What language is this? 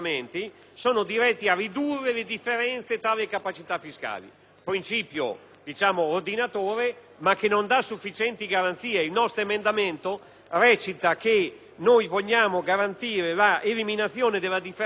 Italian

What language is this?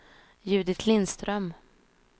Swedish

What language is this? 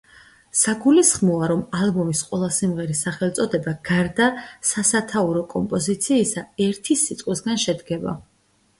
Georgian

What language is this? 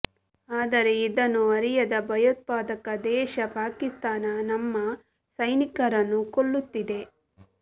Kannada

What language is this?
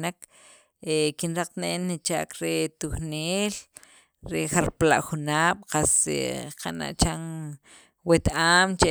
Sacapulteco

